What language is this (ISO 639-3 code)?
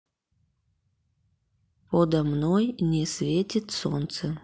rus